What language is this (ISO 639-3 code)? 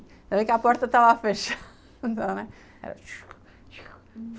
por